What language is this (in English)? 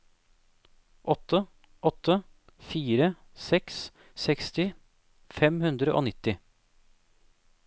Norwegian